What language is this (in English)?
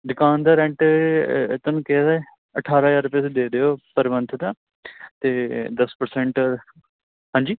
Punjabi